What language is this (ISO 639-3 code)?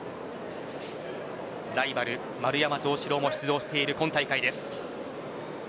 jpn